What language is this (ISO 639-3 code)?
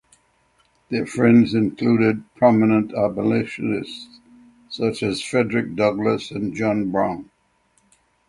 eng